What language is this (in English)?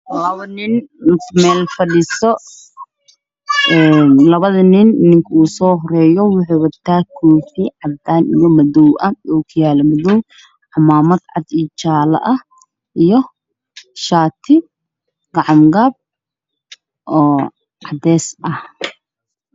Somali